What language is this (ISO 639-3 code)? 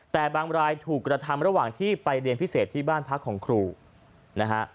tha